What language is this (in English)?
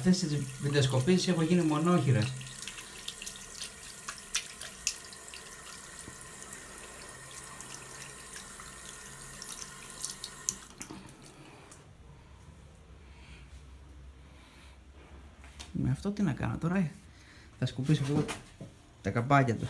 Greek